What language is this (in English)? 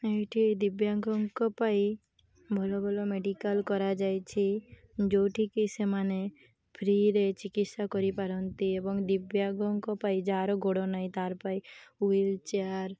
Odia